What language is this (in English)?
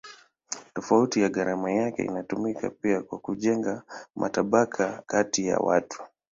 Swahili